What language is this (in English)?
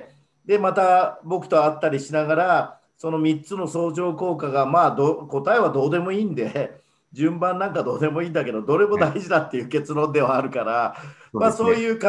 Japanese